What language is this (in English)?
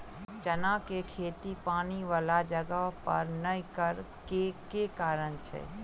Maithili